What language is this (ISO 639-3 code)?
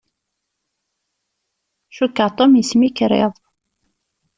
kab